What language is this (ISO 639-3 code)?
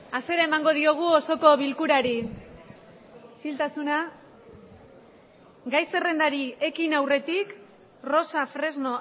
eus